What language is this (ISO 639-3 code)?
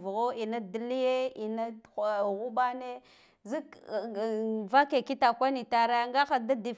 gdf